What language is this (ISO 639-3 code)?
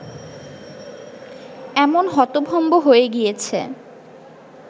ben